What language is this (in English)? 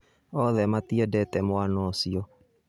Kikuyu